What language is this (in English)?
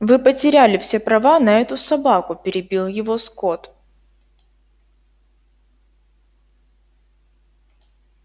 Russian